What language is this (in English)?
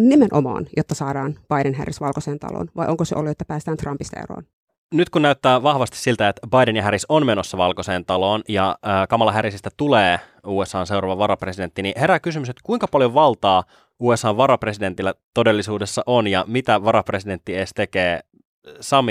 Finnish